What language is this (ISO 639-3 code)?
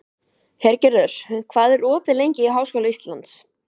isl